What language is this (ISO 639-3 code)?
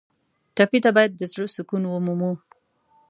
pus